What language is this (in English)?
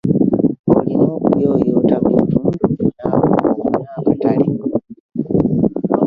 Ganda